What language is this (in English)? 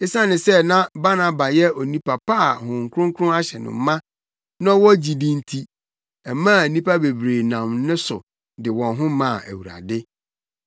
Akan